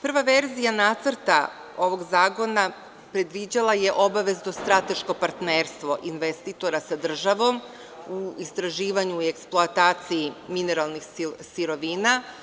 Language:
Serbian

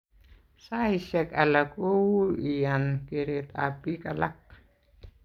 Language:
Kalenjin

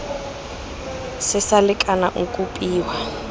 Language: Tswana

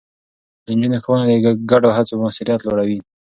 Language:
Pashto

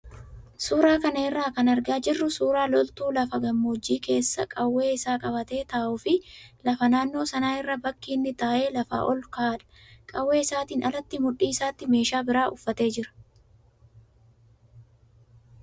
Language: Oromo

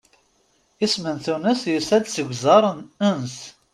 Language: Kabyle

